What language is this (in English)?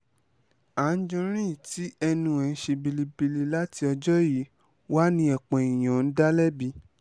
Yoruba